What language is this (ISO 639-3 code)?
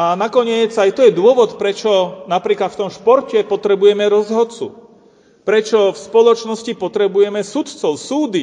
slk